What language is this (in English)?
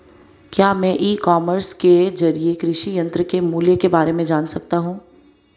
Hindi